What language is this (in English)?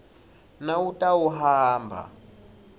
Swati